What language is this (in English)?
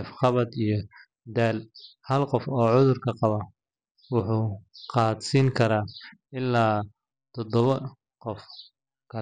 Somali